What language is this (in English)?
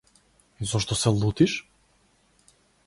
Macedonian